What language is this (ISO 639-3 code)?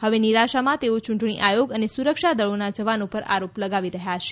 guj